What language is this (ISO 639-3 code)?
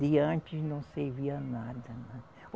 por